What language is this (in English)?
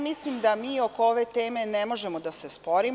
Serbian